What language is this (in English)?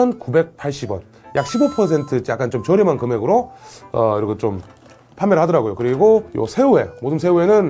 Korean